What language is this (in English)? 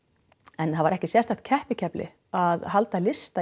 Icelandic